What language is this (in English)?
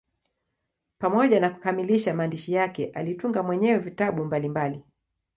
Swahili